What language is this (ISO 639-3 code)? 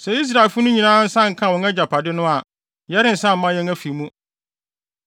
aka